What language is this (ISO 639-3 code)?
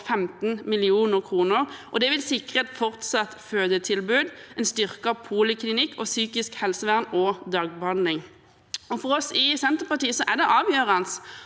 nor